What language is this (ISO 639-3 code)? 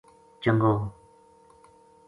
gju